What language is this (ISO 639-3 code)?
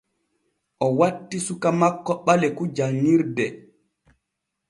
fue